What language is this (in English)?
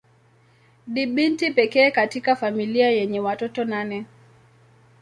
Swahili